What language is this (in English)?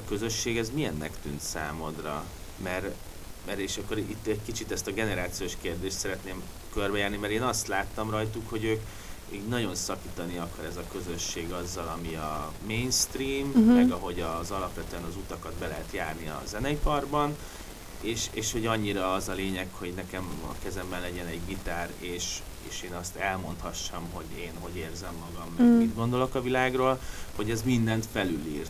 Hungarian